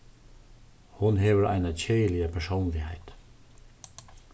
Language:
Faroese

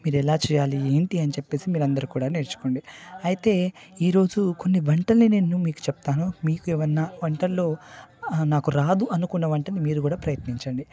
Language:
Telugu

